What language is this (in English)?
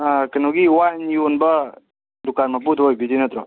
Manipuri